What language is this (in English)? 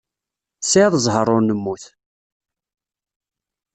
Kabyle